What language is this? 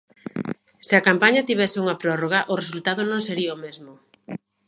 Galician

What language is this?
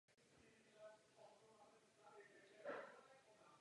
Czech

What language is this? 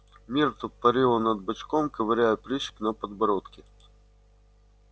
Russian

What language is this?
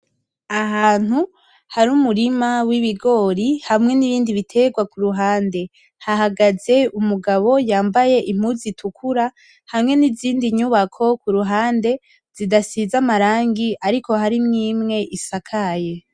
Rundi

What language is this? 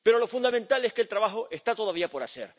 Spanish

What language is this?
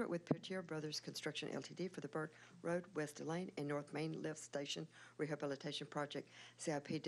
English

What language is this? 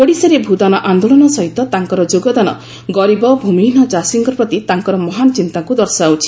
Odia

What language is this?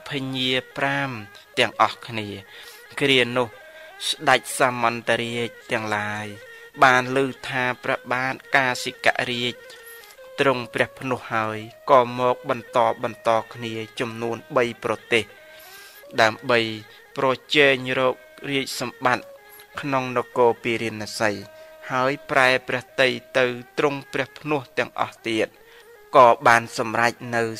Thai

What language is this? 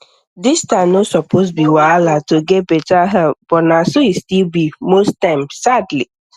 Nigerian Pidgin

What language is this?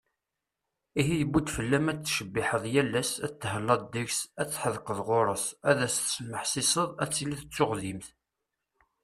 Kabyle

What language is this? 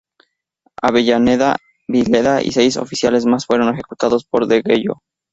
Spanish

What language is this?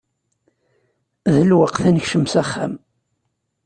Kabyle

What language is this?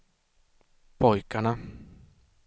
Swedish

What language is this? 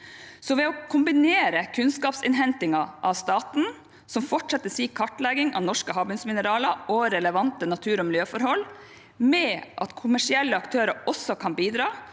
Norwegian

